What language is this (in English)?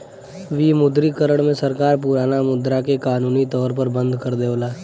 Bhojpuri